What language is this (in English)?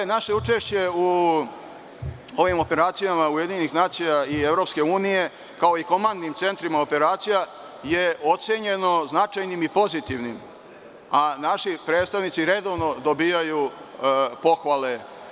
Serbian